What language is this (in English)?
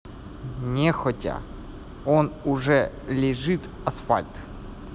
Russian